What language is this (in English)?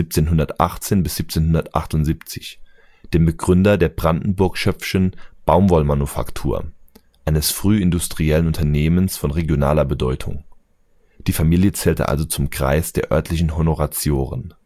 German